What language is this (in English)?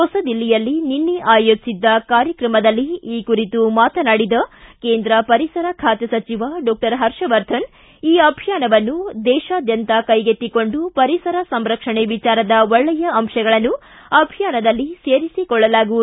Kannada